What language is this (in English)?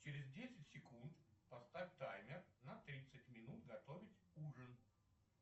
Russian